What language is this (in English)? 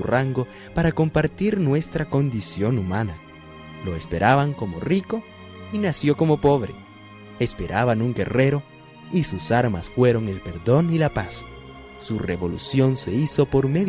Spanish